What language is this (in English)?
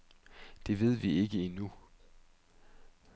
Danish